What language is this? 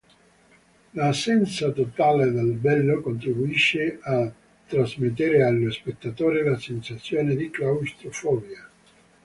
Italian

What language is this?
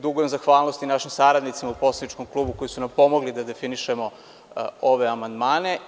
Serbian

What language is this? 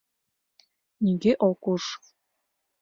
Mari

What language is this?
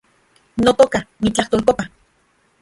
Central Puebla Nahuatl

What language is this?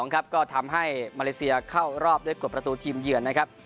Thai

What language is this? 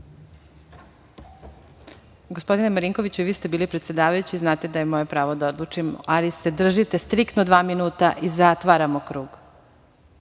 Serbian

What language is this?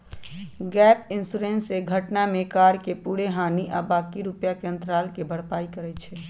Magahi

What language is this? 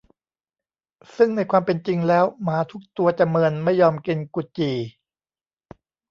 Thai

